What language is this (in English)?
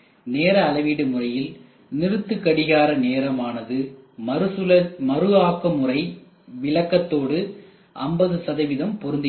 Tamil